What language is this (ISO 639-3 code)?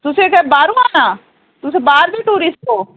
doi